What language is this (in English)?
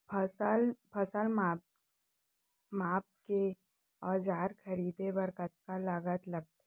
Chhattisgarhi